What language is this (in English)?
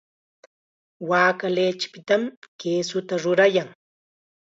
Chiquián Ancash Quechua